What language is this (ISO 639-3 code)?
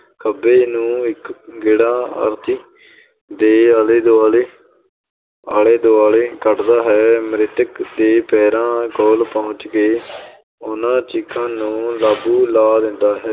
pan